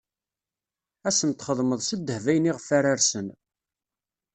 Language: Kabyle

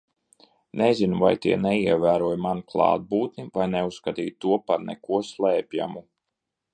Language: Latvian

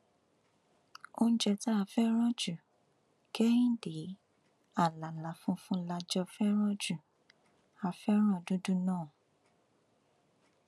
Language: Yoruba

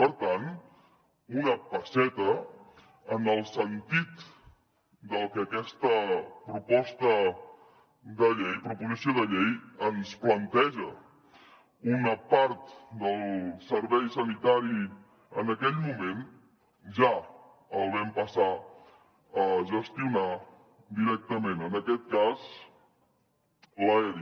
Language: Catalan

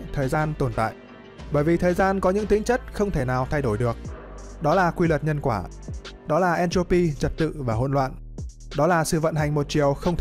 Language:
Vietnamese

